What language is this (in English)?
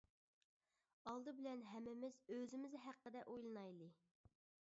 Uyghur